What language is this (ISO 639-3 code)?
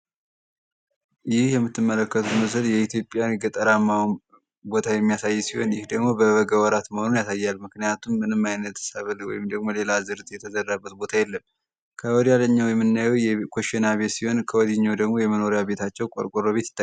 amh